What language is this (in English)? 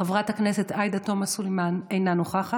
Hebrew